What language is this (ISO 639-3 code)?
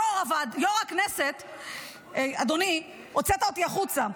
heb